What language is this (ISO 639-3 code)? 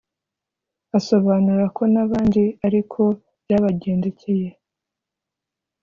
kin